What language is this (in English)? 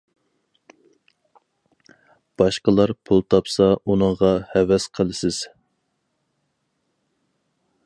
Uyghur